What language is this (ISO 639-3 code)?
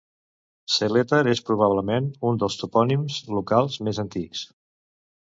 cat